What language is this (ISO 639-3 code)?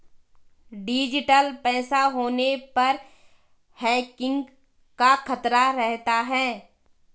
hin